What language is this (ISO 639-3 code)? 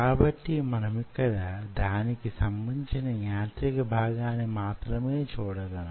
tel